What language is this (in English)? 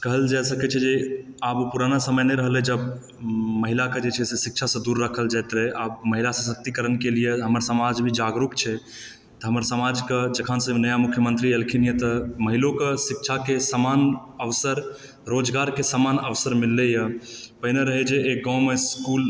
Maithili